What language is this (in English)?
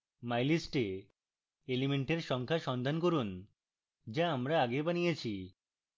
Bangla